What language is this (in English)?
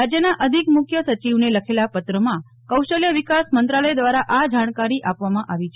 Gujarati